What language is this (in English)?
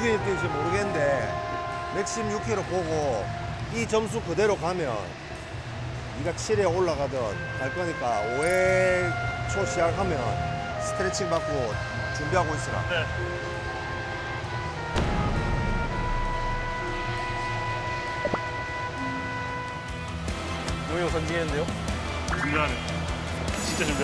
Korean